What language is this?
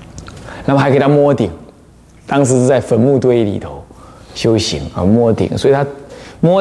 Chinese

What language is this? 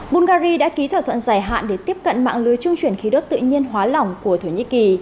Vietnamese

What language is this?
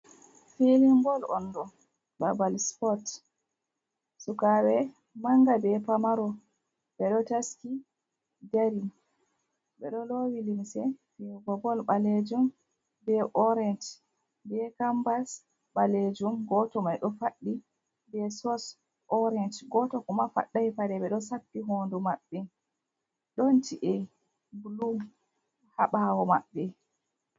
Fula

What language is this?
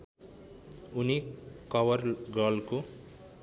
Nepali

